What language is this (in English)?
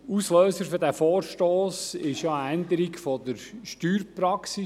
Swiss German